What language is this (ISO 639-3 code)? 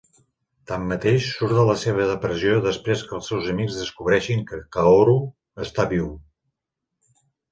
cat